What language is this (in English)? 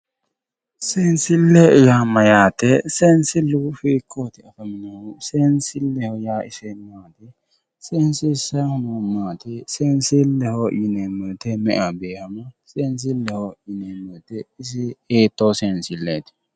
Sidamo